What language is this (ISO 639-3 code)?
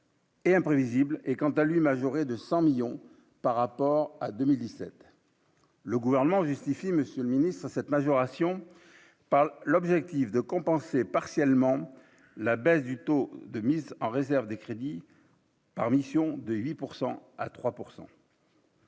fra